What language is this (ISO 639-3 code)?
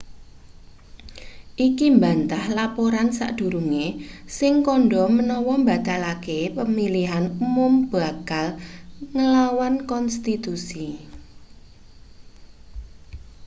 jav